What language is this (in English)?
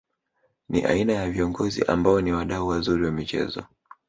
Swahili